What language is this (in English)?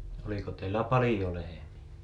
Finnish